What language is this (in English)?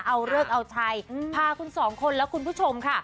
Thai